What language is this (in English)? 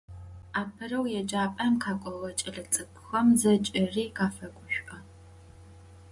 Adyghe